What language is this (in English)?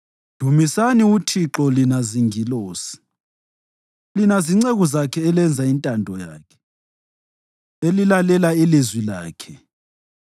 North Ndebele